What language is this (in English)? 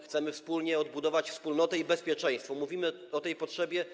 Polish